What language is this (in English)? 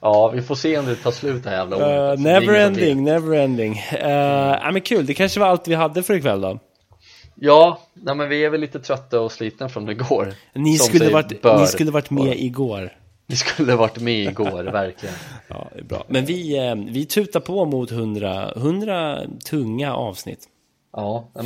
Swedish